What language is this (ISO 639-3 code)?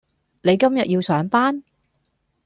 yue